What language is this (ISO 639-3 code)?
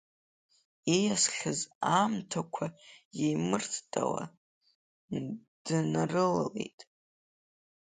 abk